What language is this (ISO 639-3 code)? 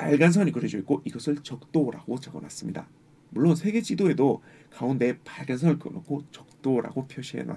kor